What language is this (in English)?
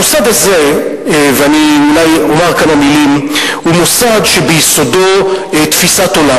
Hebrew